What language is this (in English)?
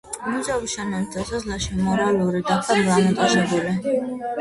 Georgian